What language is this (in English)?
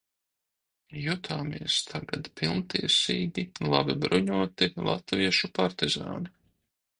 Latvian